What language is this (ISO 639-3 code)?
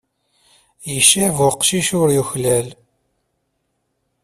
kab